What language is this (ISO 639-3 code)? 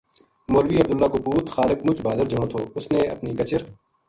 gju